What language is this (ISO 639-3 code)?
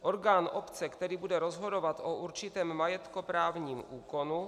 ces